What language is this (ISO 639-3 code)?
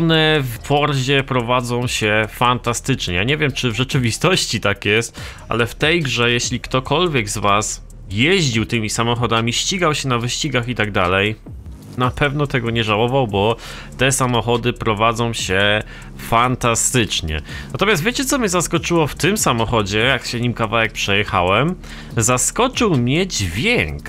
pol